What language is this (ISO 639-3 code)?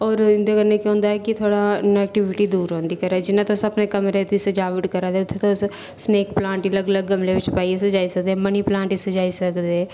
doi